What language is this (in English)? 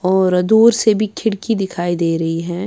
Urdu